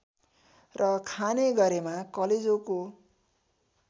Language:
Nepali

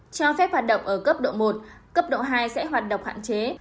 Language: Vietnamese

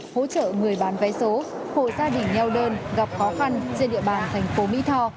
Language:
Vietnamese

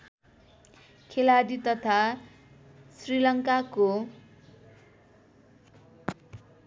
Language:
Nepali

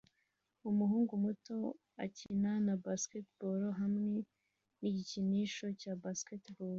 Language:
Kinyarwanda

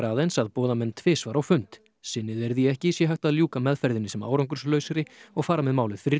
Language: Icelandic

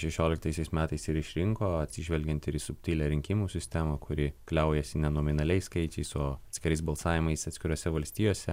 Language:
Lithuanian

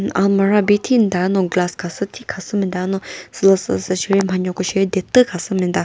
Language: Chokri Naga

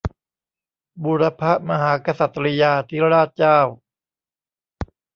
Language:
Thai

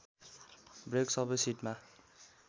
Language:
Nepali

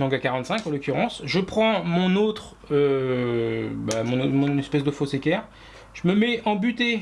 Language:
French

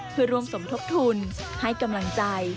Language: Thai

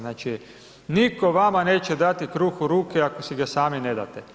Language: Croatian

